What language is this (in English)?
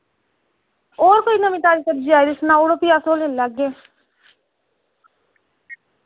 Dogri